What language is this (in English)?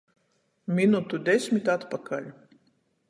Latgalian